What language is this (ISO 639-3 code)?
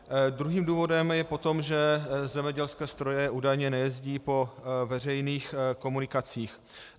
ces